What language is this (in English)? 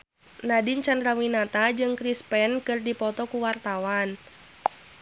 Sundanese